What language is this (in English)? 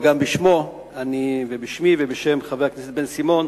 Hebrew